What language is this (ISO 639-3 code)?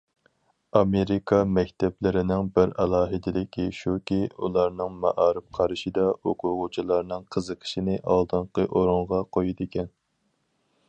uig